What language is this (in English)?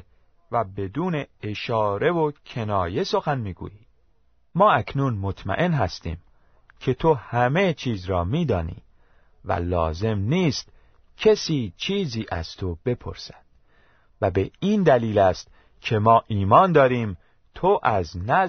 Persian